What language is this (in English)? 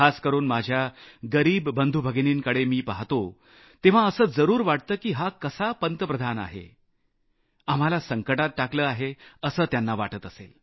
Marathi